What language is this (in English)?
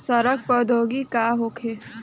Bhojpuri